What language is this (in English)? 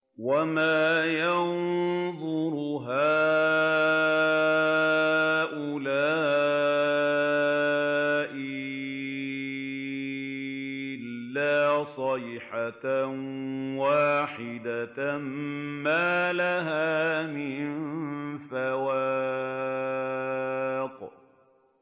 Arabic